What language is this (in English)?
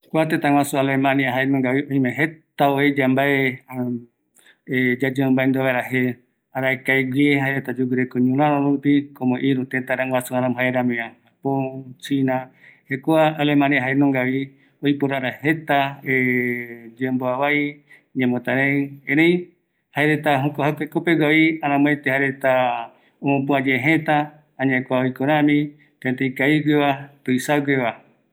Eastern Bolivian Guaraní